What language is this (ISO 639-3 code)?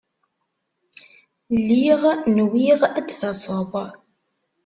kab